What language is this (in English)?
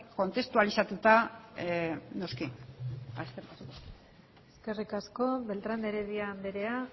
Basque